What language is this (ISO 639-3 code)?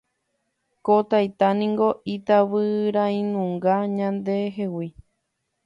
grn